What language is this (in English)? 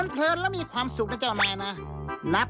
Thai